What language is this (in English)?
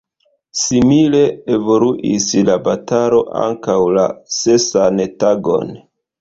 Esperanto